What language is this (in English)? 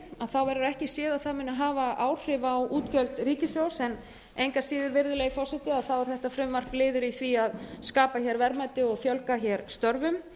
Icelandic